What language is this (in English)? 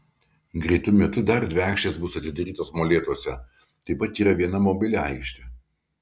Lithuanian